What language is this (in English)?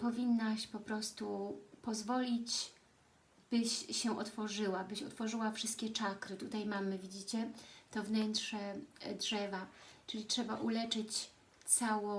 Polish